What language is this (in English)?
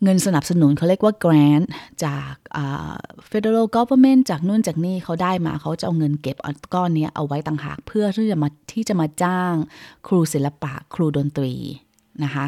Thai